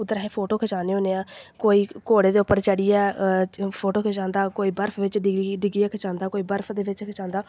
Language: Dogri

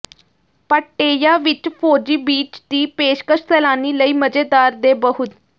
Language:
Punjabi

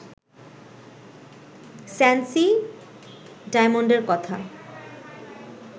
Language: Bangla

